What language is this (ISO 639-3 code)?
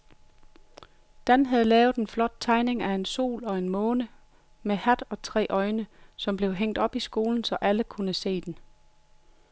dan